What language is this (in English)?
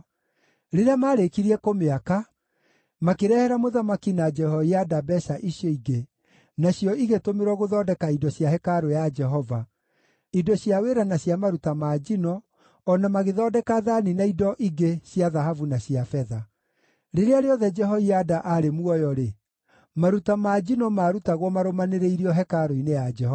Kikuyu